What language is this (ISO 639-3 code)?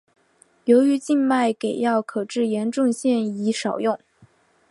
zho